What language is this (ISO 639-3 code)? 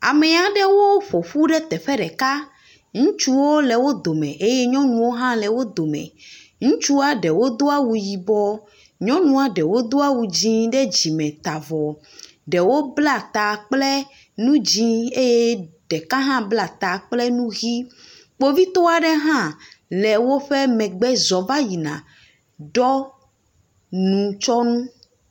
ewe